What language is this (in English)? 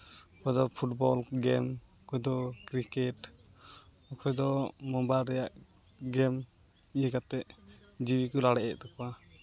Santali